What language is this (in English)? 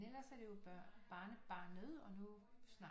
Danish